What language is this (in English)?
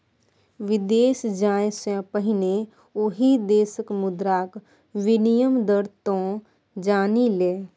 Maithili